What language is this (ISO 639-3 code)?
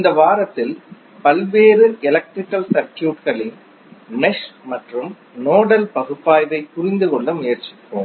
tam